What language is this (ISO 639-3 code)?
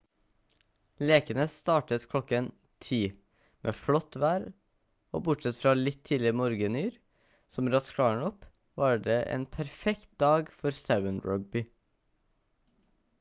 nob